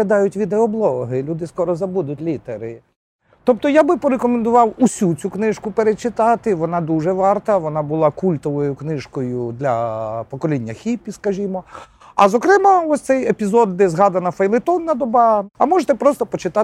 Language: Ukrainian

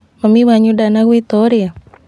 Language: Kikuyu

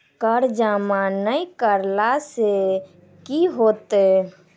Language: Maithili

